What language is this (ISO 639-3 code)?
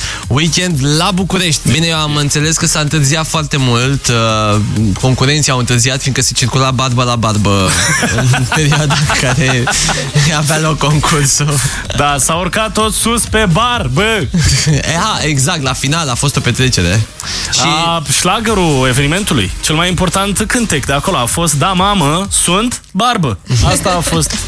ron